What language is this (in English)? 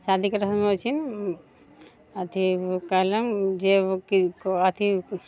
Maithili